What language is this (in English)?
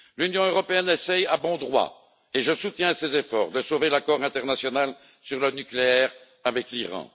French